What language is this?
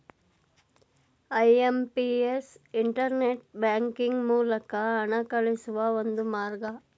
Kannada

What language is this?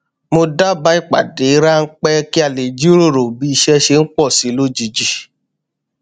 Yoruba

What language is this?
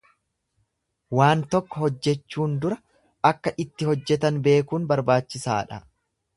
Oromo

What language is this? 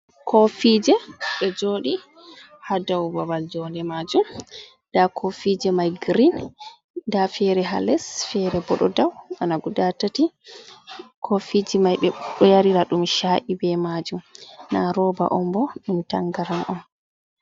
Fula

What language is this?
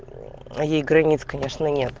Russian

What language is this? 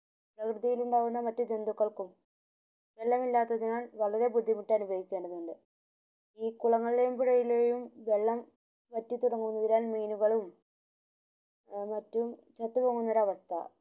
Malayalam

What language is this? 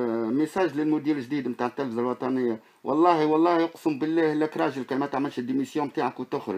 Arabic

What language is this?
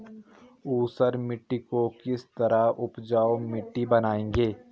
Hindi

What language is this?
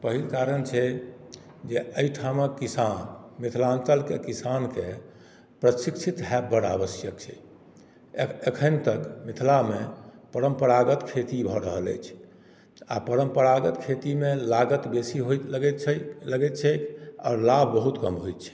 Maithili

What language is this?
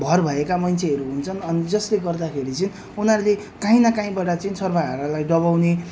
Nepali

